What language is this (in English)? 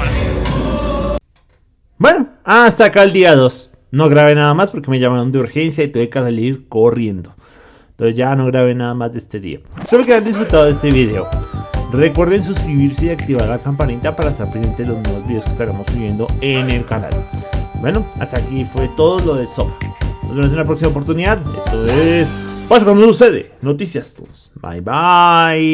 Spanish